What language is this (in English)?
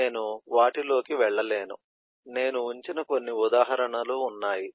Telugu